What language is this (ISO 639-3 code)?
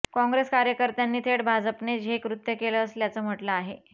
mar